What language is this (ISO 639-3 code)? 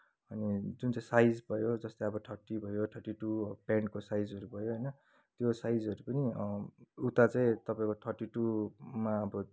nep